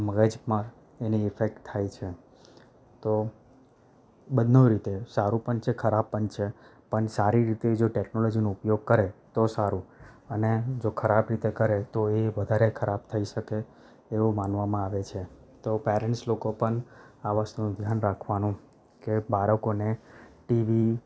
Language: Gujarati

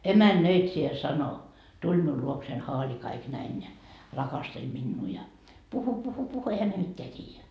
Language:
Finnish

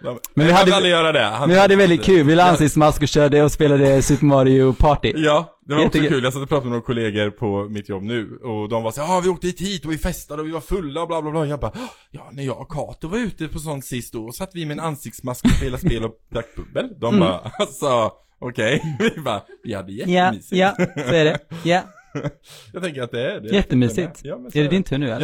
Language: Swedish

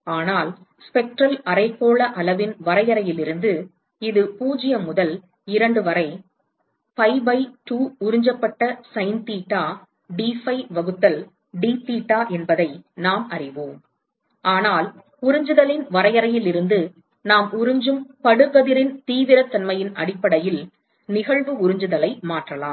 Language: Tamil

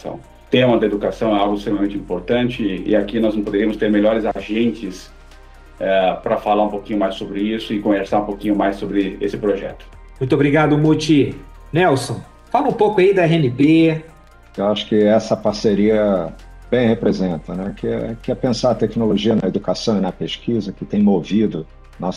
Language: Portuguese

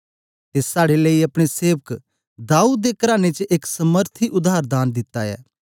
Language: Dogri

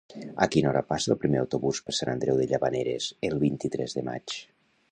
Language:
Catalan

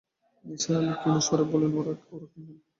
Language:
Bangla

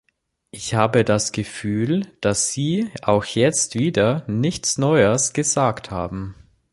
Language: German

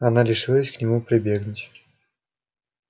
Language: Russian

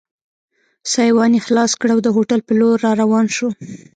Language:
Pashto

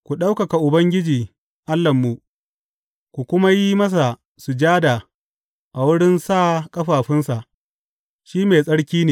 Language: Hausa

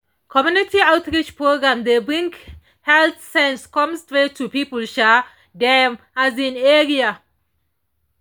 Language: Nigerian Pidgin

